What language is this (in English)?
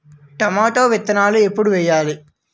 Telugu